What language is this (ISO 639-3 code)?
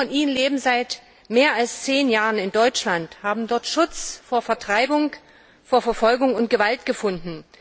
deu